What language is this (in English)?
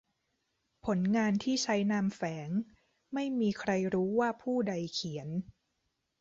Thai